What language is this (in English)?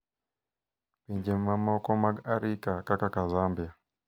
Luo (Kenya and Tanzania)